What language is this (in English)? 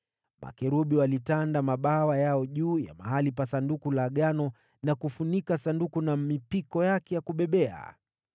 Swahili